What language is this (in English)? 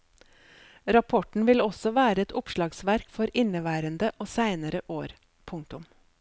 Norwegian